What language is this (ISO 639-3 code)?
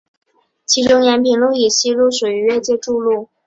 zho